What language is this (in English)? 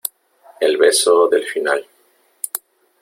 Spanish